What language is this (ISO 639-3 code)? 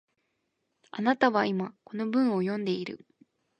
jpn